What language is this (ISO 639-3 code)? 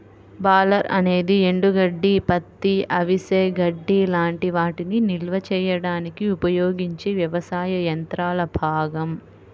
tel